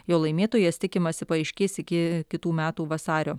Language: Lithuanian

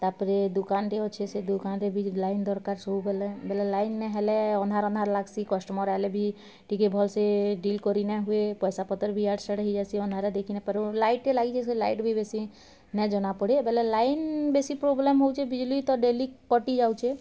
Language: Odia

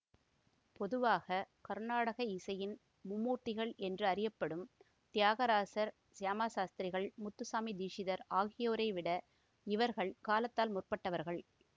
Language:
Tamil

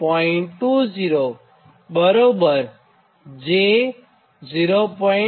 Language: Gujarati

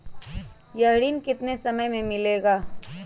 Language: Magahi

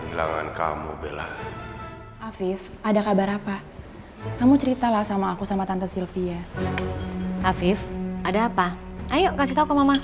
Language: Indonesian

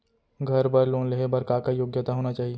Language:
Chhattisgarhi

